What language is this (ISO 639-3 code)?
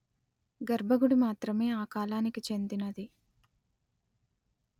tel